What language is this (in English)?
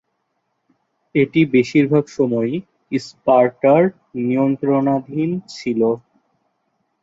Bangla